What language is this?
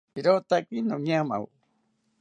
South Ucayali Ashéninka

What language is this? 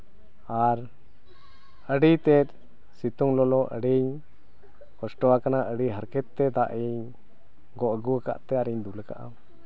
Santali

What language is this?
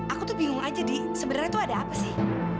Indonesian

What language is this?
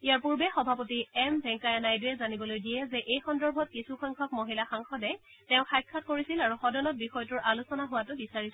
Assamese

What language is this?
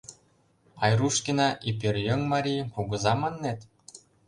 Mari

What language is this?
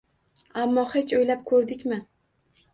Uzbek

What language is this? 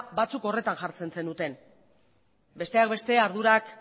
Basque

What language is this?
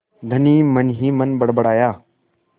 Hindi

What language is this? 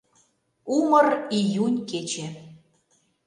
Mari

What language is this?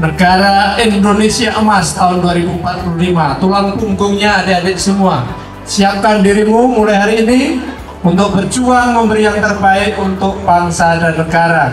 Indonesian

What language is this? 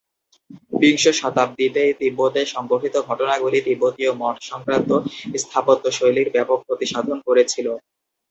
Bangla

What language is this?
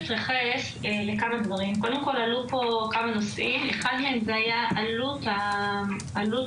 Hebrew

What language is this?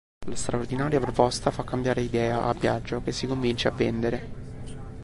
Italian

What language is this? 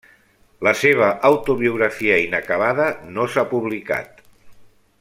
Catalan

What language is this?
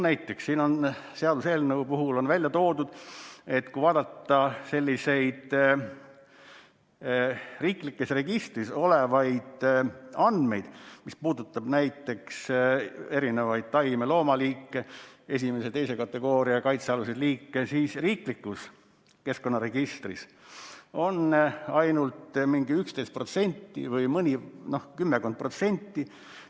Estonian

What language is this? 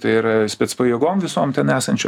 Lithuanian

